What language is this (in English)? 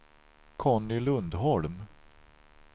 Swedish